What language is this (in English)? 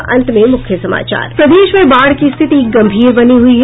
Hindi